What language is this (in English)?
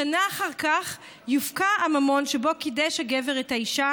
Hebrew